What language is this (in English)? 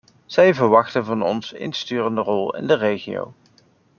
Dutch